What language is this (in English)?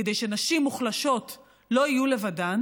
Hebrew